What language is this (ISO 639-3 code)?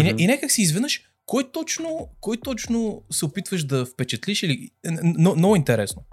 bul